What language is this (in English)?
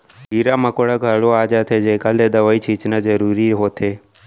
Chhattisgarhi